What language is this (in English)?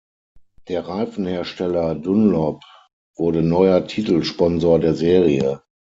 German